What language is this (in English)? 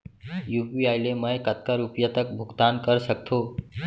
Chhattisgarhi